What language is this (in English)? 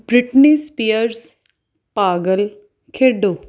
Punjabi